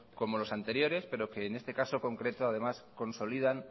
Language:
Spanish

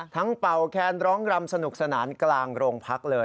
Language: Thai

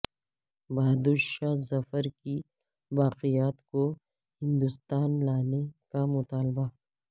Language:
Urdu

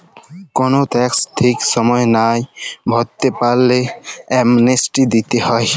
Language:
Bangla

